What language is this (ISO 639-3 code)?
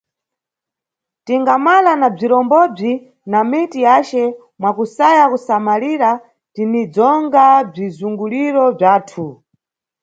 nyu